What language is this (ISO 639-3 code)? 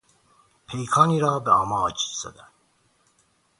fas